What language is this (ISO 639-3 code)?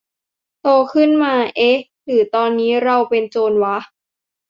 tha